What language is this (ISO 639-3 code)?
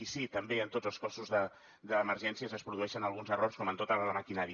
cat